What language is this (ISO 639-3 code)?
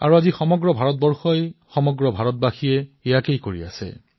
asm